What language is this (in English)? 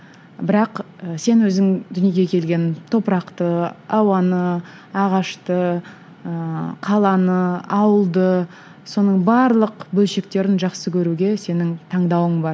Kazakh